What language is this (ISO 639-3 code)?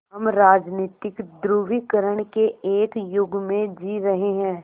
hin